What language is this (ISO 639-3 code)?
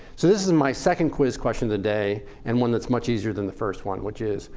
eng